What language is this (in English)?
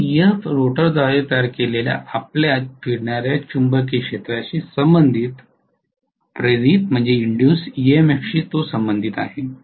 Marathi